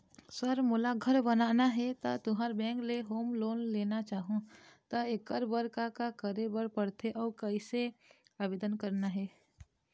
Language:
Chhattisgarhi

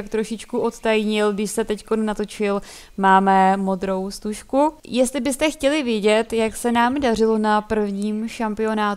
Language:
Czech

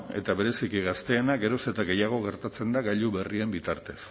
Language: Basque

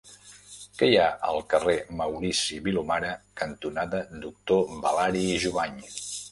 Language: Catalan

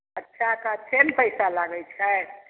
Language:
Maithili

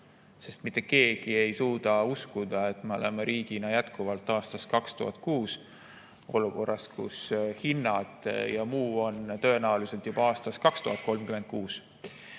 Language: Estonian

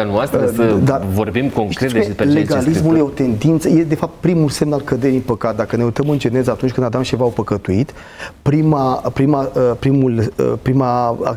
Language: Romanian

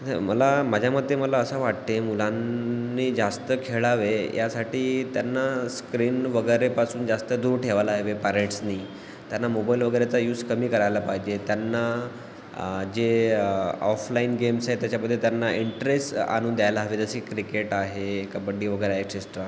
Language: Marathi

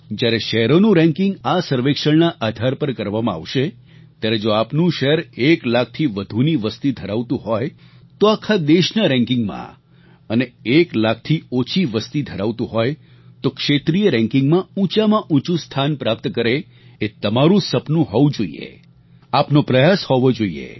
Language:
Gujarati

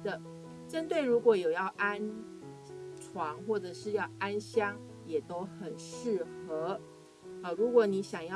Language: Chinese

